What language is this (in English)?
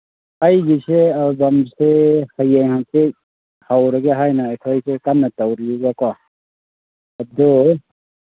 Manipuri